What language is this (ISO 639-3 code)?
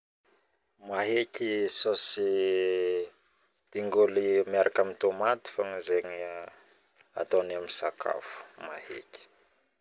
bmm